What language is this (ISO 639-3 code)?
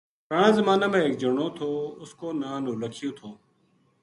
gju